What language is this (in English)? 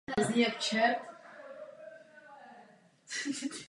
Czech